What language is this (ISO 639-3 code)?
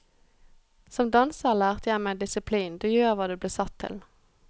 nor